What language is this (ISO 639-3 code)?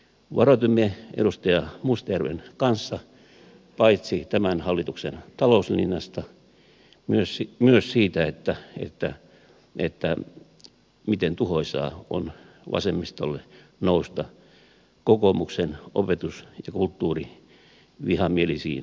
fin